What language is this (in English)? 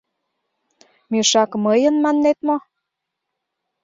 Mari